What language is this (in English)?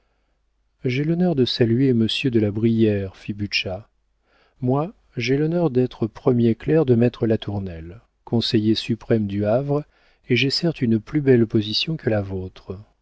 French